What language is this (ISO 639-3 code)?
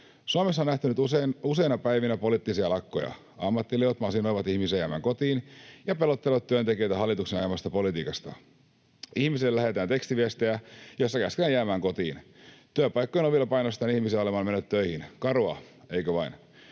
fin